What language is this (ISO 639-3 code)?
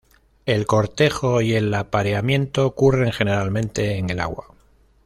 spa